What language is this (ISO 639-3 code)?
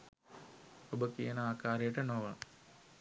sin